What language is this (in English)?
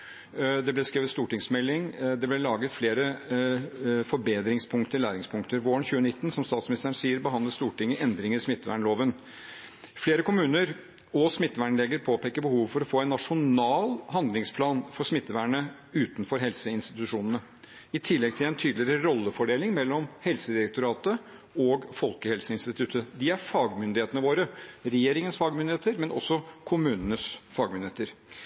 Norwegian Bokmål